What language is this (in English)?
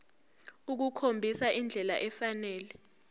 Zulu